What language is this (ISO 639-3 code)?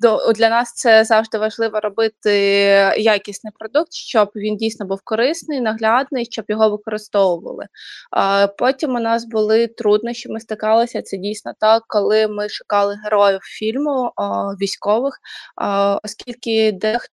ukr